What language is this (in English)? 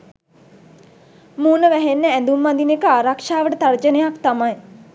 Sinhala